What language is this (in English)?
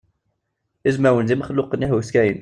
Kabyle